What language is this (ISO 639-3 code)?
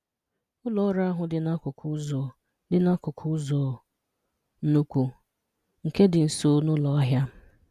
ibo